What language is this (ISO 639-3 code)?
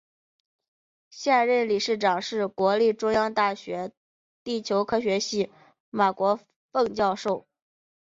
zho